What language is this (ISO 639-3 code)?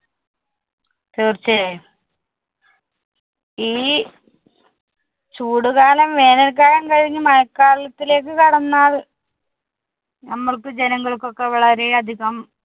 mal